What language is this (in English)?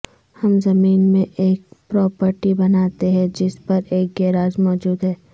Urdu